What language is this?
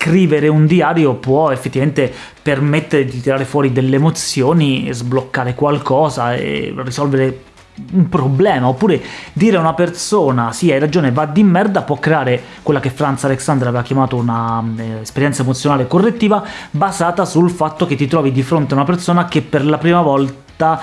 Italian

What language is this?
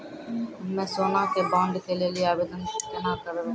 Maithili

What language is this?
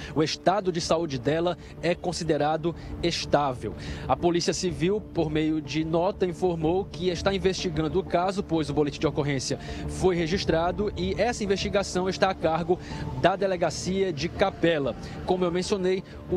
Portuguese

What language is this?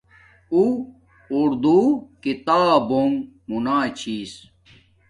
Domaaki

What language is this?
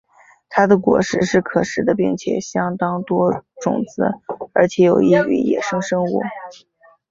Chinese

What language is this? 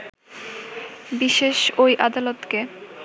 Bangla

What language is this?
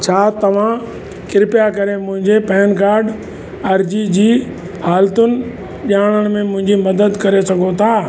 Sindhi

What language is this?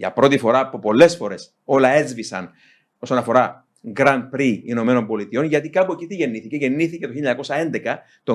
Greek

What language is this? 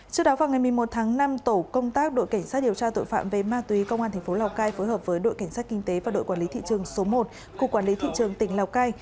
Vietnamese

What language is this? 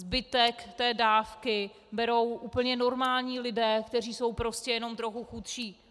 Czech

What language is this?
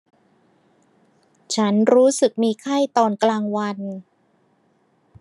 Thai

